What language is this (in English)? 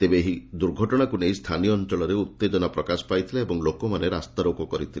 Odia